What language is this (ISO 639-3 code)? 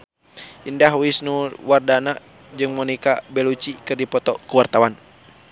sun